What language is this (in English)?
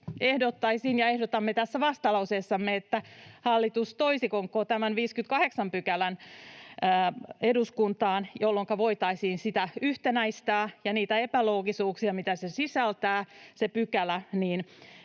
Finnish